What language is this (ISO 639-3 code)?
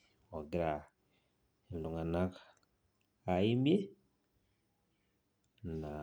mas